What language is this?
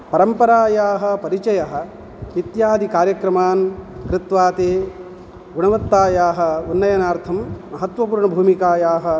Sanskrit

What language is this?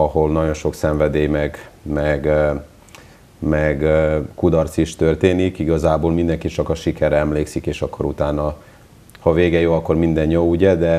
Hungarian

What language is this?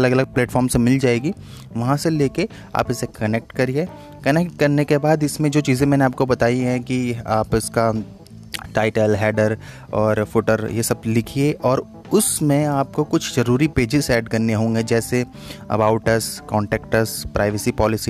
Hindi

